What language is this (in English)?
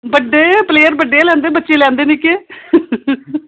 Dogri